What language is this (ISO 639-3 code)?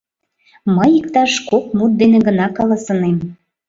chm